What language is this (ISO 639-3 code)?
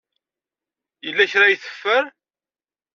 kab